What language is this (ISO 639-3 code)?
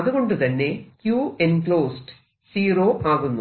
mal